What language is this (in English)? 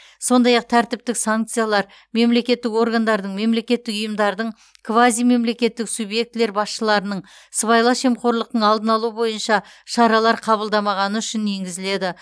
Kazakh